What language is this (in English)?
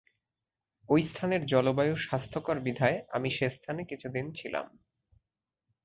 Bangla